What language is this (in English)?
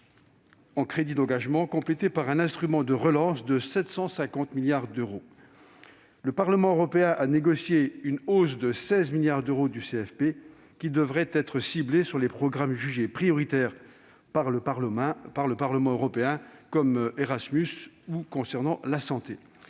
French